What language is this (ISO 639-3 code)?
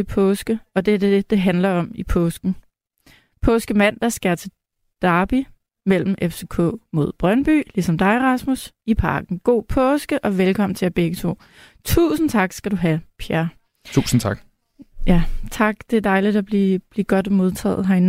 dan